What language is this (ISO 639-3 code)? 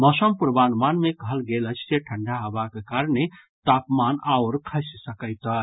mai